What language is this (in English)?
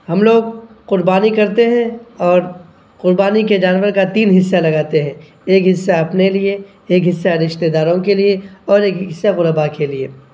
Urdu